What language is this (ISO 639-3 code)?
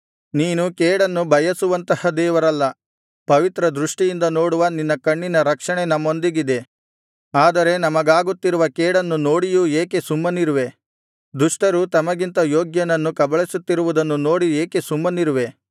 kan